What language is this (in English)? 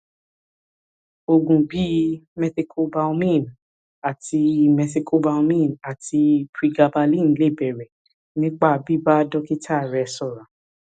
Yoruba